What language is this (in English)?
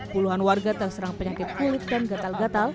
Indonesian